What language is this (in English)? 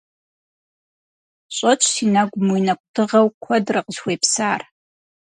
Kabardian